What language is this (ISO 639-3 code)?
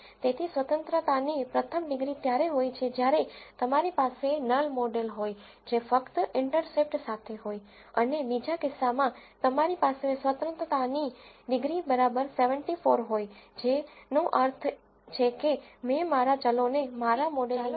guj